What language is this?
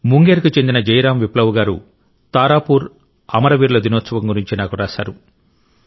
Telugu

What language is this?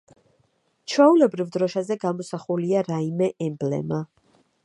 Georgian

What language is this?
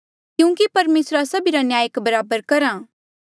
Mandeali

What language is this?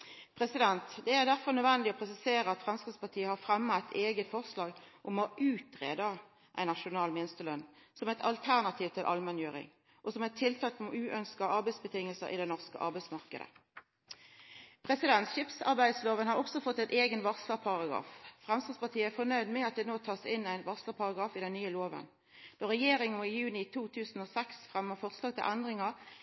Norwegian Nynorsk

